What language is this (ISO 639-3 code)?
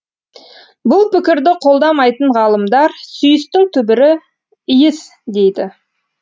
kaz